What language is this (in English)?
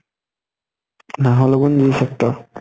Assamese